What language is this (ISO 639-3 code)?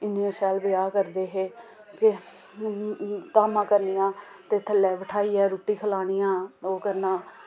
doi